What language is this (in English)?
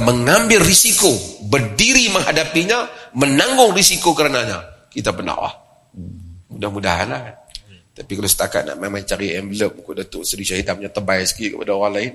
Malay